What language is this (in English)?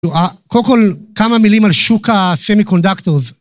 Hebrew